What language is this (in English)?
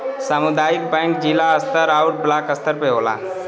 Bhojpuri